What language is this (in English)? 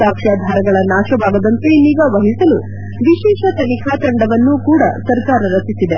Kannada